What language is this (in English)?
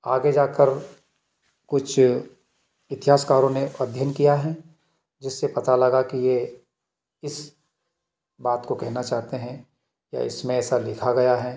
Hindi